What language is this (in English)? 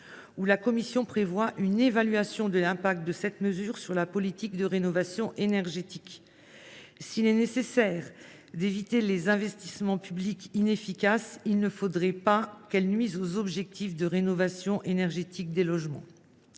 French